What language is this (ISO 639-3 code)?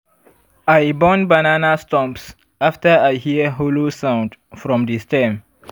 pcm